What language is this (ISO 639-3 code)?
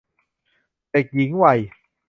tha